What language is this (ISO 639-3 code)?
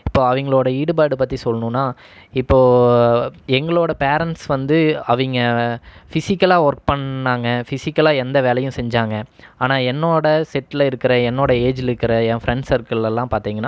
tam